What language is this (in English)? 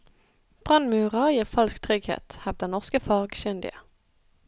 Norwegian